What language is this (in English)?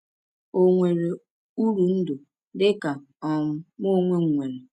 Igbo